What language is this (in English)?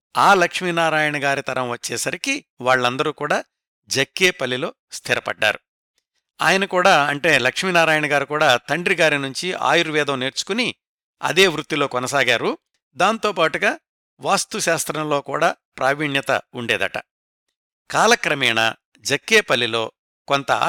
Telugu